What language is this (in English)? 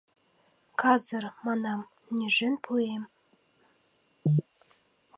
Mari